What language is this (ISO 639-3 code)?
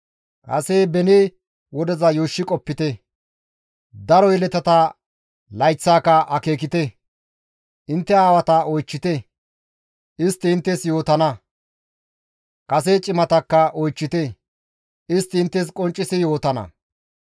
gmv